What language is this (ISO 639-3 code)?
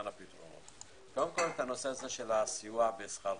heb